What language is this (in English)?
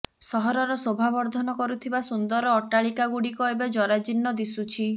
Odia